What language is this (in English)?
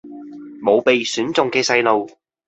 Cantonese